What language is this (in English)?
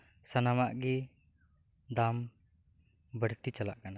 Santali